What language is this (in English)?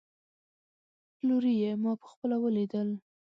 Pashto